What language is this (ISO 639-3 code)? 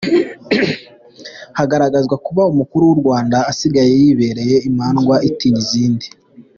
kin